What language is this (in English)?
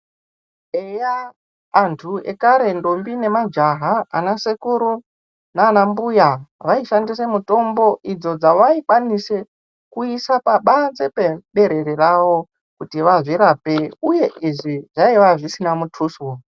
Ndau